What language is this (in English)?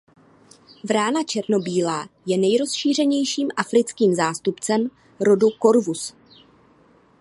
Czech